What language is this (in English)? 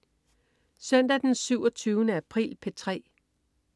Danish